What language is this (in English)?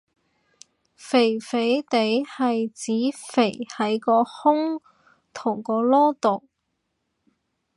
Cantonese